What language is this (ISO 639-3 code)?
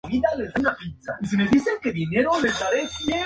spa